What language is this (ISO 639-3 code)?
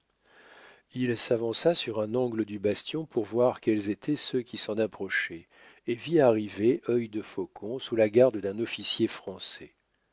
fra